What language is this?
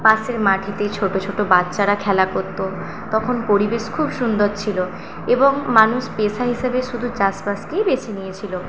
Bangla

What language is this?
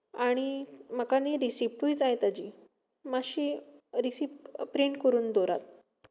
Konkani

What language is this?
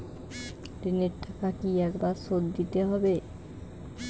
Bangla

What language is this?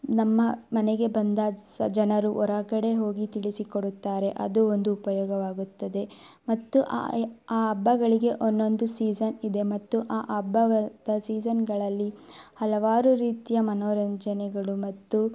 Kannada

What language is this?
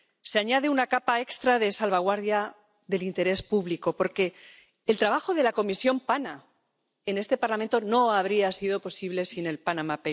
Spanish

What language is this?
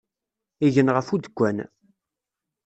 Kabyle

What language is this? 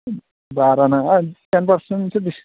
Bodo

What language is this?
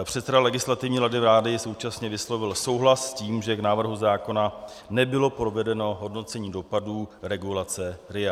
Czech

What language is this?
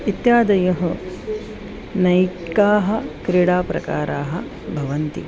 Sanskrit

